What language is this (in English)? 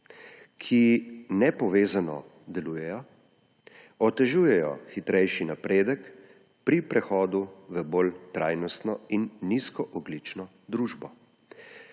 Slovenian